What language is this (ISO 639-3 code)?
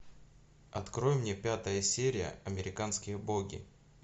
rus